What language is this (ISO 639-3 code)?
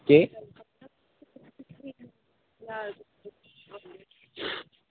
doi